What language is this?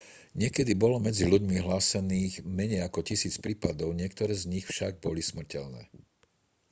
Slovak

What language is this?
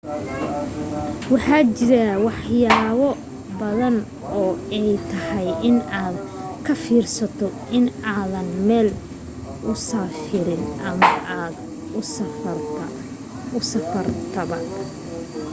Somali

